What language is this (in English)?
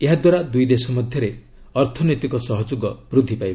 Odia